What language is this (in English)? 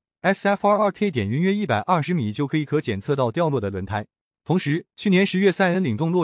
Chinese